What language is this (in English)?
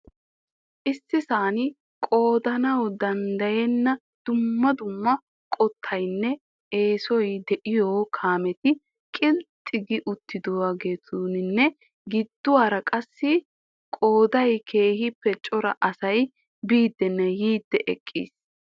Wolaytta